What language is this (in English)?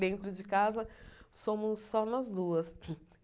Portuguese